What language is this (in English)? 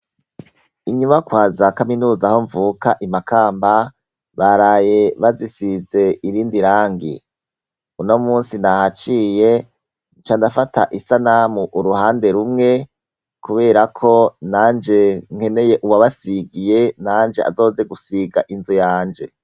Rundi